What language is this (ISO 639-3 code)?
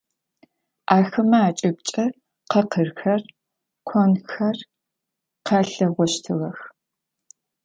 ady